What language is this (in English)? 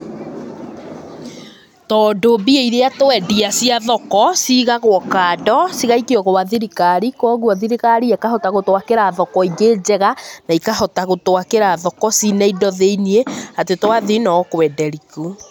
Kikuyu